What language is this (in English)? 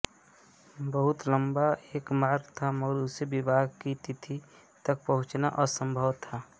Hindi